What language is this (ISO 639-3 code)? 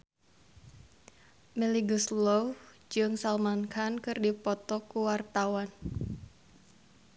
sun